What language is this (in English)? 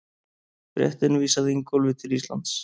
Icelandic